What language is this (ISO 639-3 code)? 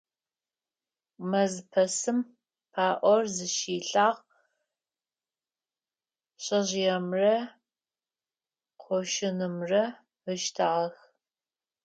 ady